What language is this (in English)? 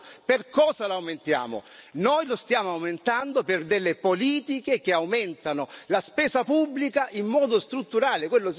Italian